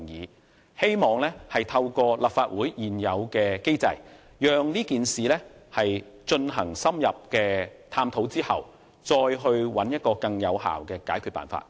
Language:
Cantonese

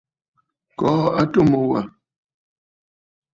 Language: Bafut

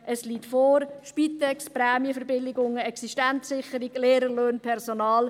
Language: Swiss German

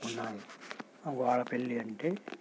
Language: Telugu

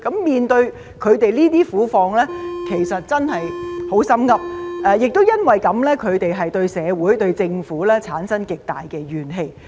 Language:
Cantonese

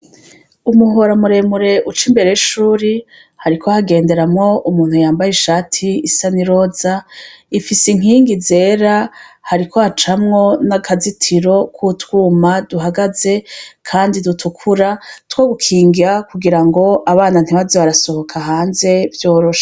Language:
Rundi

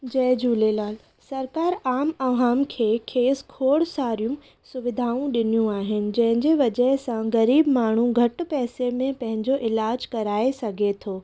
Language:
Sindhi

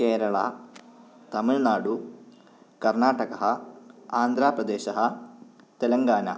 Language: Sanskrit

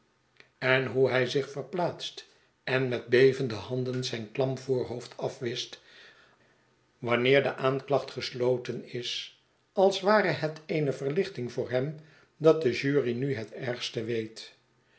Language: Dutch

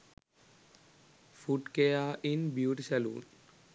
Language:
Sinhala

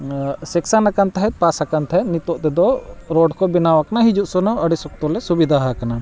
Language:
Santali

